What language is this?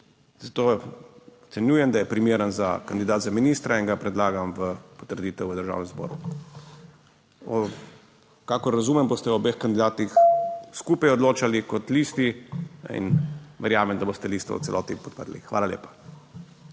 Slovenian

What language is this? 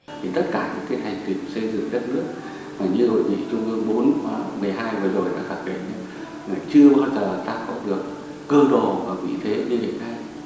Vietnamese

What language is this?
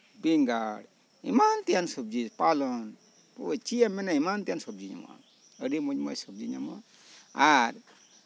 Santali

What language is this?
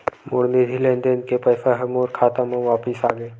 Chhattisgarhi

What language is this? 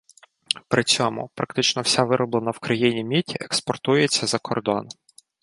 Ukrainian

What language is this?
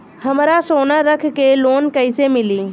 Bhojpuri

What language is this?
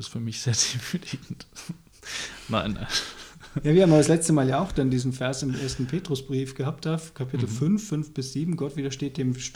German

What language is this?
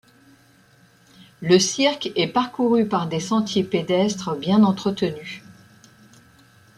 French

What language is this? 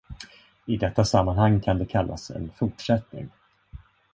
Swedish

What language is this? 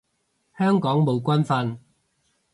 Cantonese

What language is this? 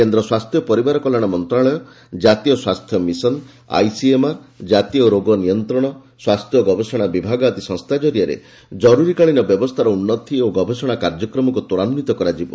Odia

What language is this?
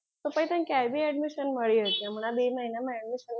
Gujarati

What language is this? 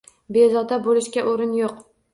Uzbek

